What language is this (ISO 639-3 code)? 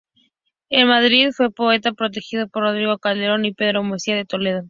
spa